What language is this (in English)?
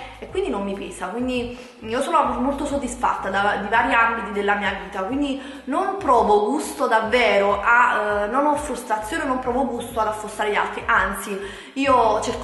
Italian